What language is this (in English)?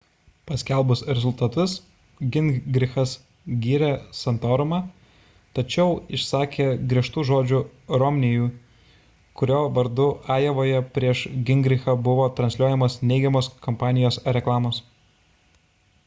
Lithuanian